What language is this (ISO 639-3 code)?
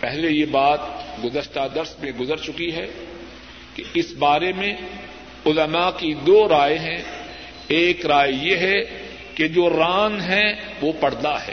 urd